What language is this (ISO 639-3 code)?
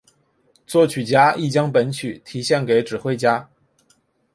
zho